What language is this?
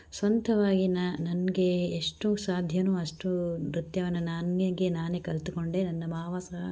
Kannada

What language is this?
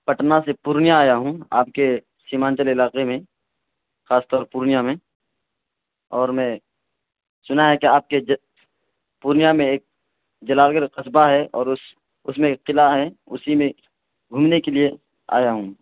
Urdu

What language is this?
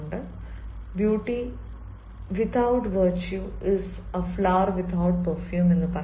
Malayalam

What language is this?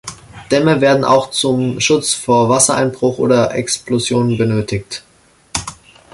German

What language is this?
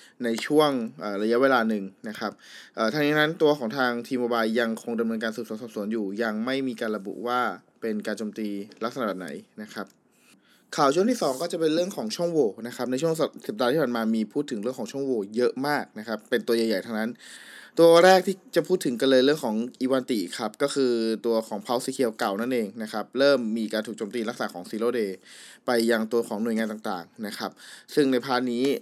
Thai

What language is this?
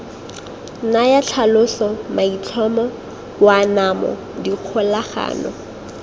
Tswana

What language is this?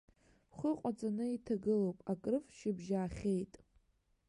Abkhazian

